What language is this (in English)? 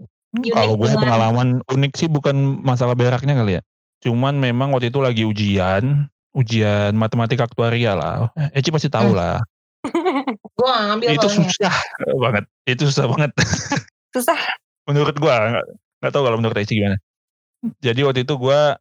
Indonesian